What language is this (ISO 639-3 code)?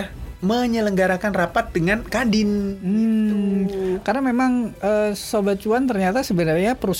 ind